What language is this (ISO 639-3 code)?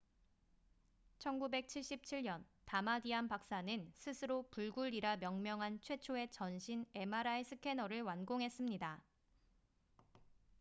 kor